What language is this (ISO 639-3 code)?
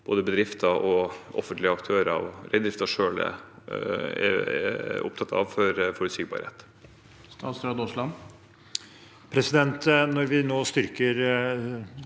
nor